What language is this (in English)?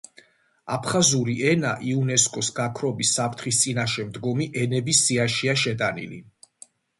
Georgian